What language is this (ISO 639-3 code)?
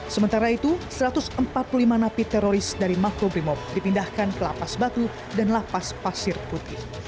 ind